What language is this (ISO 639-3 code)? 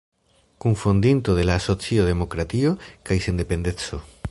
epo